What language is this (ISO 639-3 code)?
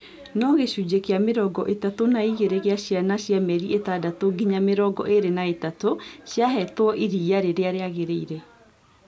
kik